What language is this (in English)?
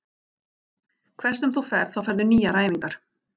Icelandic